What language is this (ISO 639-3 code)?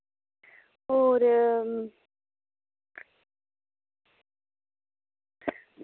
doi